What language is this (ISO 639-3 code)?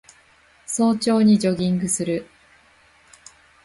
jpn